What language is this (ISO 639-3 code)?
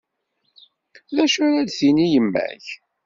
kab